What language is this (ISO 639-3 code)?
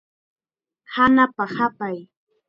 qxa